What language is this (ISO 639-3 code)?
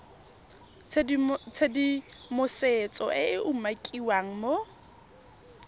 tsn